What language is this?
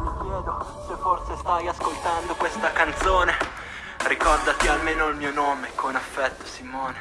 Italian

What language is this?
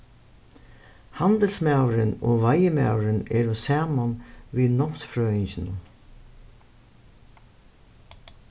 Faroese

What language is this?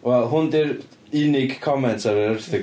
Welsh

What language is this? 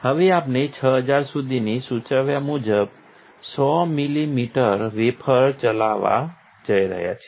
Gujarati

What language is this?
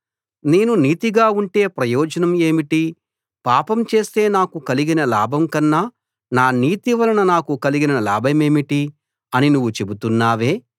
Telugu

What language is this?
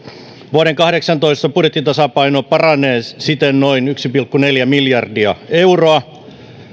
Finnish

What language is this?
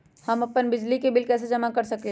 Magahi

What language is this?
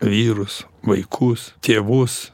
Lithuanian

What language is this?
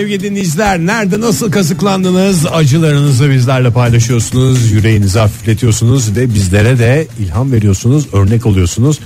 Turkish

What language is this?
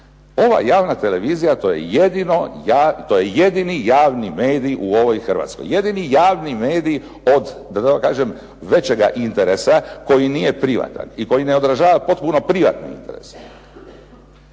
Croatian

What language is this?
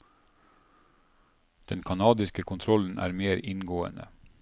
Norwegian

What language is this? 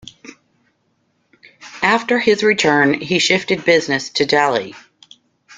English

